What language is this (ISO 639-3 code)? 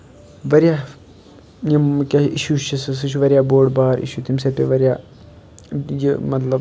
kas